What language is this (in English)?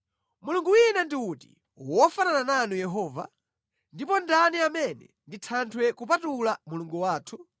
Nyanja